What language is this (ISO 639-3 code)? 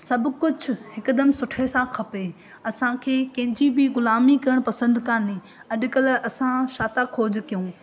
snd